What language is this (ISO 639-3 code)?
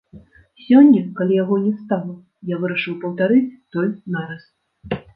bel